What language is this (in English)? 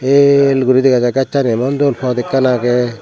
Chakma